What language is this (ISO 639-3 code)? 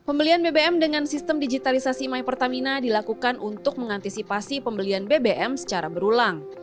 ind